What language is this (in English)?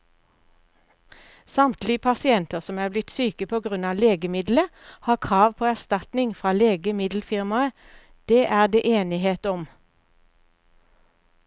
Norwegian